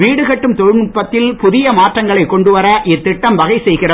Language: Tamil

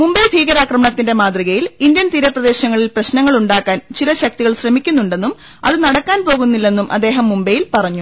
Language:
Malayalam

